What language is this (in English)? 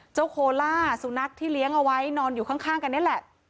Thai